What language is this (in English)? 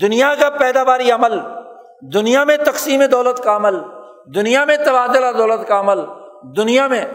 Urdu